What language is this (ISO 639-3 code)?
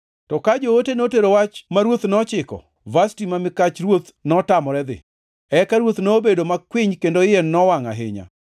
luo